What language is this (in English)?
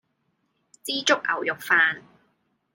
Cantonese